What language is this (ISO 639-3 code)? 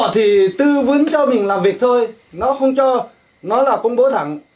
vie